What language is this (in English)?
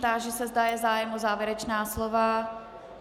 Czech